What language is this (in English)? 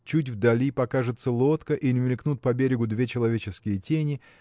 Russian